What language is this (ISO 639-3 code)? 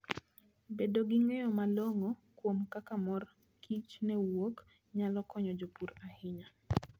luo